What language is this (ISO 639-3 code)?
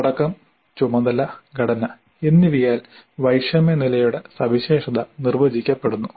mal